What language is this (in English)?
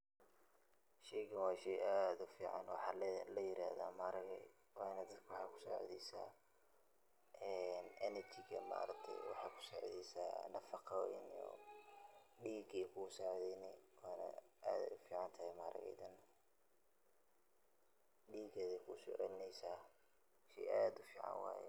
Somali